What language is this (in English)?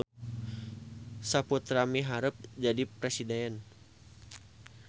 Sundanese